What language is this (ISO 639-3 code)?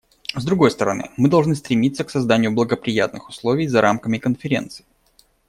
rus